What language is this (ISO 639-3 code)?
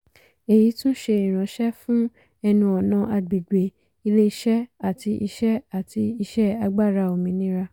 yor